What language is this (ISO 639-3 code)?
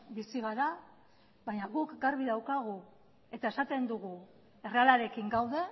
eus